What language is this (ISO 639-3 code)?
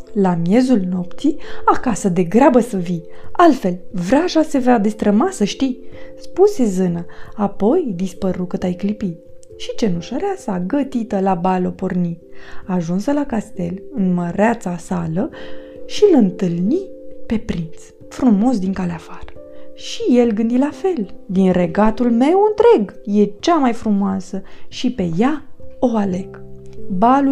ron